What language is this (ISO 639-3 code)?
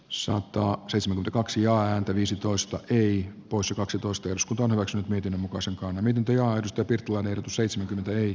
fin